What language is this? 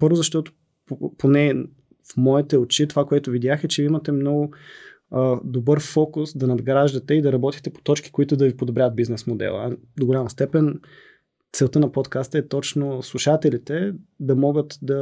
Bulgarian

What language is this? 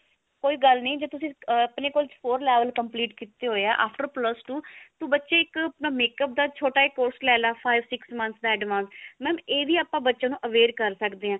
Punjabi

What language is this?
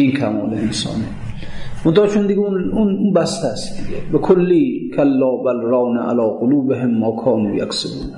Persian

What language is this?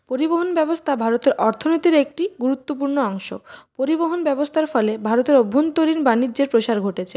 Bangla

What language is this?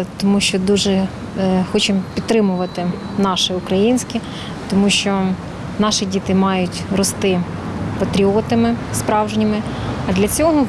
Ukrainian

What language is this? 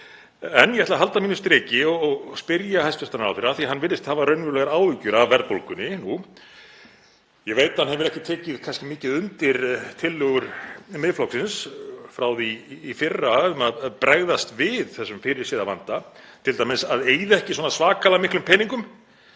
Icelandic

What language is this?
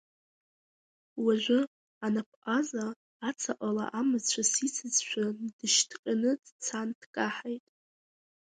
Abkhazian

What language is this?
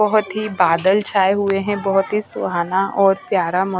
Hindi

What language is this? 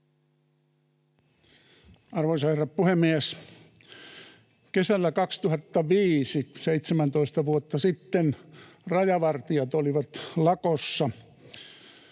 Finnish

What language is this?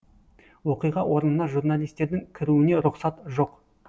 Kazakh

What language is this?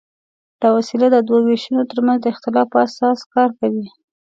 Pashto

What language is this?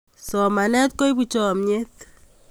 Kalenjin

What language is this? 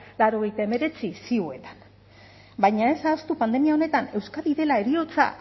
Basque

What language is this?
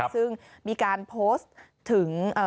Thai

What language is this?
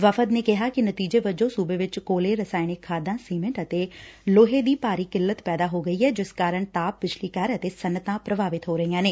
Punjabi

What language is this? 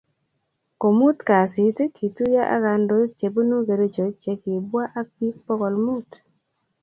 Kalenjin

